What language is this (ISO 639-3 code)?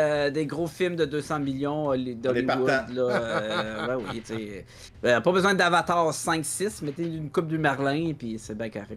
fra